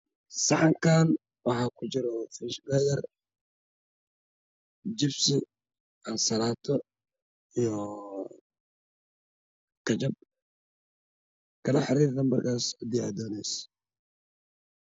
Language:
Somali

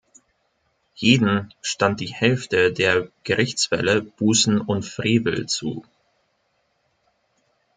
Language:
German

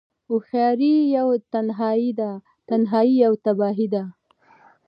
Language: Pashto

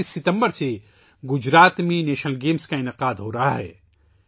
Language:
Urdu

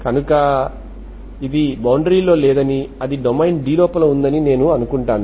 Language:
Telugu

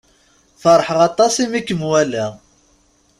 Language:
Kabyle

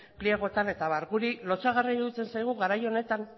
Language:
Basque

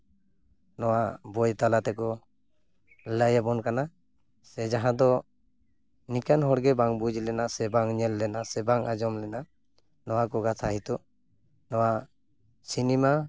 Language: Santali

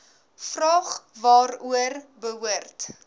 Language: Afrikaans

